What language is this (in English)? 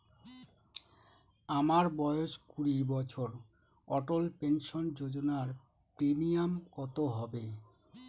Bangla